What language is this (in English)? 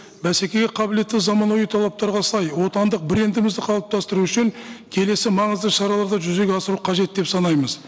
Kazakh